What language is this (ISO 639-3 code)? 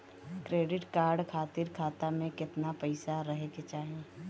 bho